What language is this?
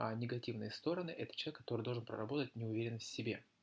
Russian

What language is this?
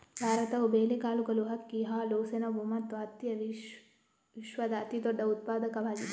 Kannada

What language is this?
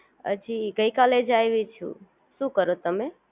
Gujarati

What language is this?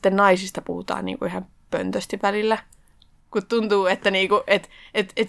Finnish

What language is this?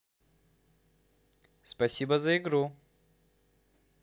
Russian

